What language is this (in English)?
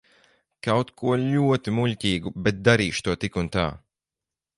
Latvian